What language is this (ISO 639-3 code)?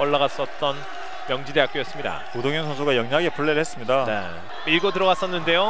kor